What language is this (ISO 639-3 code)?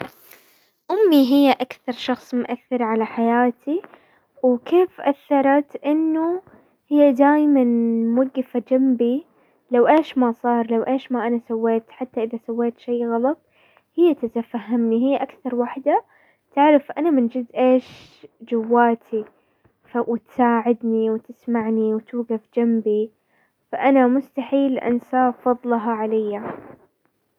acw